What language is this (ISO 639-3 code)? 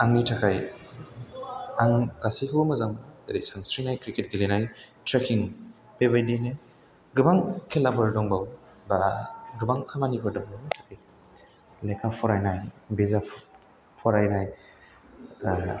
brx